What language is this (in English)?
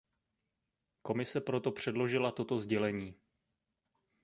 Czech